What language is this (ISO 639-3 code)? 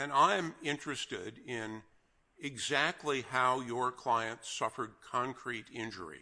eng